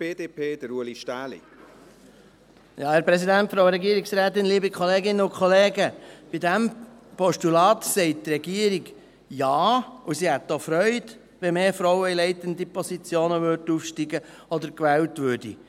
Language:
Swiss German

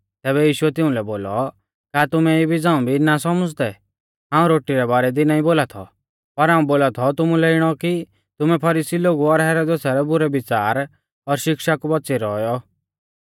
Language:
Mahasu Pahari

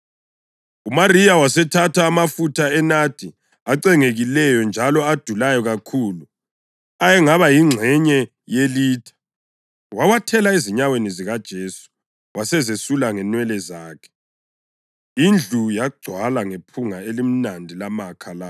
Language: North Ndebele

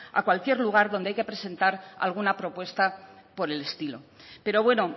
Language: Spanish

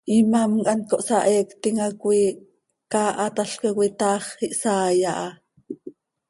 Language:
Seri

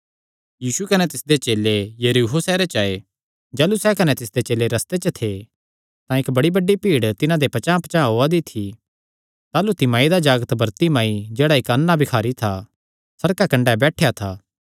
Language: Kangri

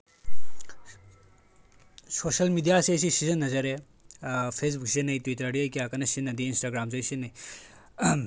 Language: Manipuri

